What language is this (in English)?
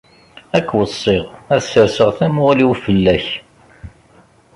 Kabyle